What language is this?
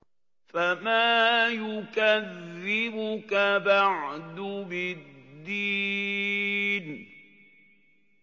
Arabic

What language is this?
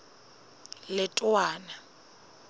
Southern Sotho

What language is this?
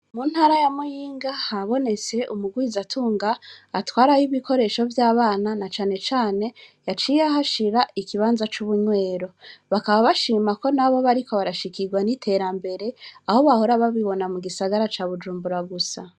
Rundi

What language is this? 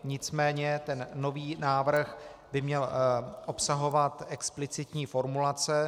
Czech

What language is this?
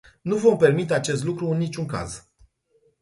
Romanian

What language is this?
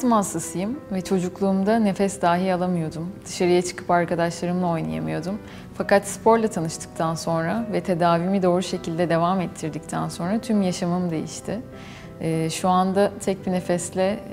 Turkish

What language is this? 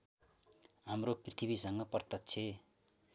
Nepali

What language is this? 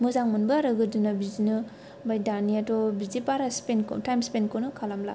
Bodo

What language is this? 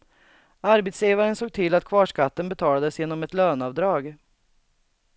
Swedish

